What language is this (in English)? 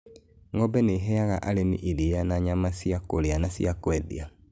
Kikuyu